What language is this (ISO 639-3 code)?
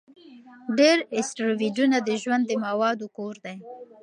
pus